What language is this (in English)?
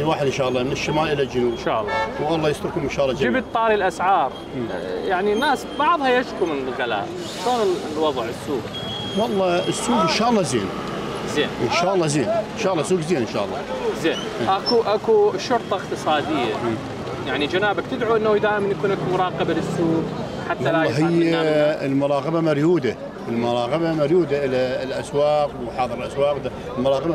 Arabic